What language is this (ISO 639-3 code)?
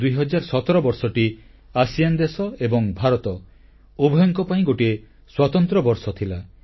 ori